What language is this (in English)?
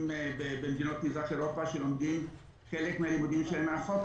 Hebrew